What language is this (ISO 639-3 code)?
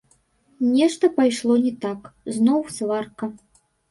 bel